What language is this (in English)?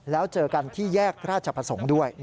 Thai